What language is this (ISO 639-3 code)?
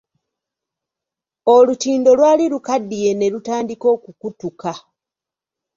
lug